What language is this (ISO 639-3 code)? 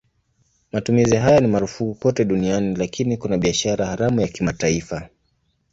swa